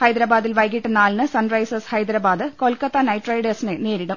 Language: Malayalam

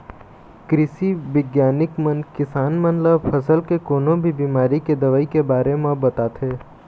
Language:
Chhattisgarhi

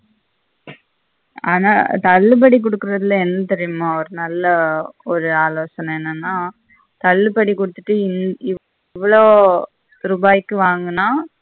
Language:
Tamil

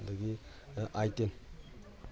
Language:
Manipuri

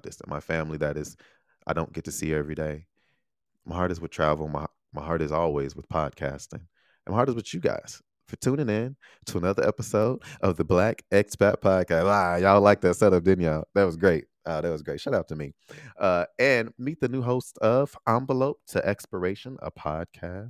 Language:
English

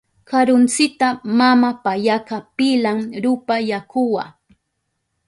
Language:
Southern Pastaza Quechua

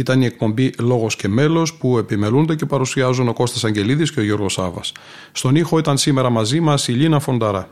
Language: Greek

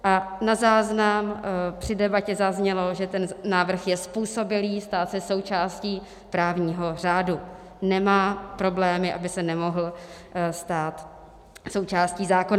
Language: Czech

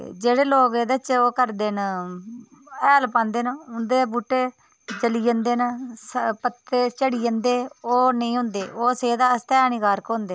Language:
Dogri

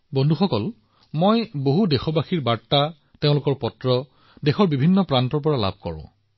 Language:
Assamese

